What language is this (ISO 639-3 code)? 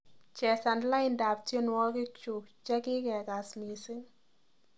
kln